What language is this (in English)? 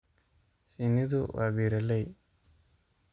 Somali